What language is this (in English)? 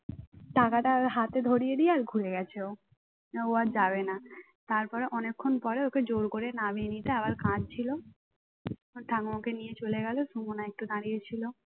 Bangla